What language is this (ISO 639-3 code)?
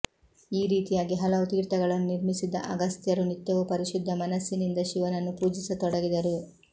kan